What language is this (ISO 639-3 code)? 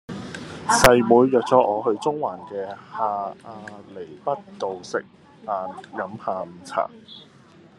yue